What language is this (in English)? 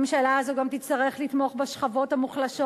Hebrew